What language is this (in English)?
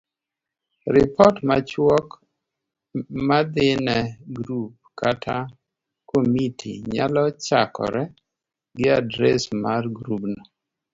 Luo (Kenya and Tanzania)